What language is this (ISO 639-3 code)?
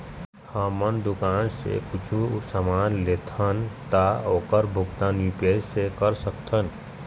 hne